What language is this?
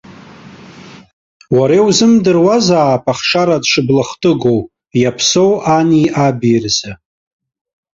Abkhazian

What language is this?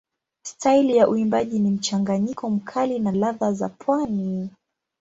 Swahili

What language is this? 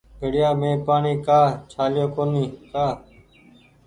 Goaria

